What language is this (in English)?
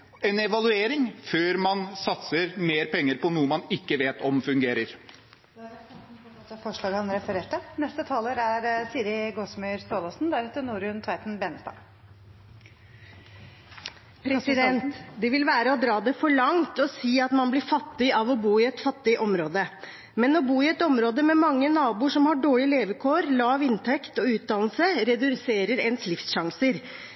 Norwegian